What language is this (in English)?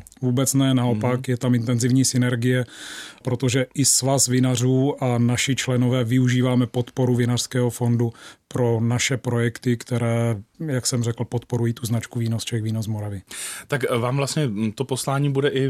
Czech